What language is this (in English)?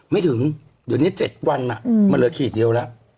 Thai